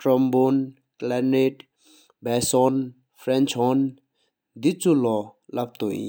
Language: Sikkimese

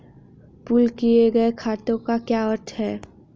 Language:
Hindi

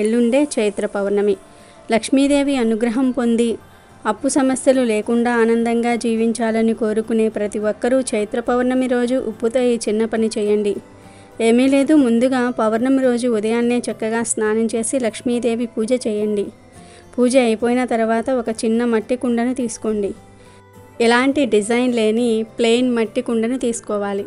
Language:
Telugu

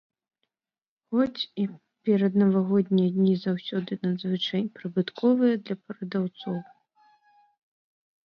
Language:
Belarusian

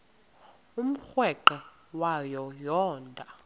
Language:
Xhosa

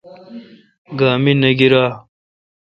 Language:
Kalkoti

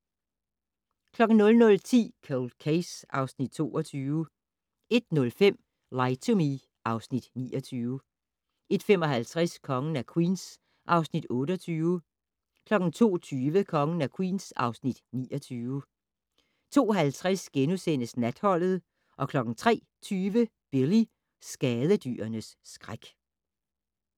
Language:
Danish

